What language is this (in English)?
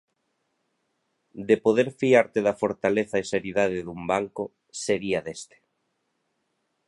Galician